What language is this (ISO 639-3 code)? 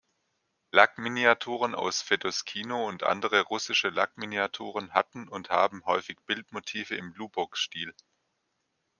deu